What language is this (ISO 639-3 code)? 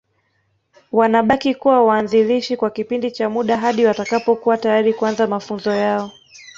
swa